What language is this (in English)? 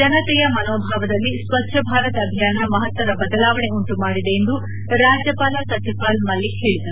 Kannada